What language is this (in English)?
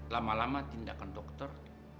Indonesian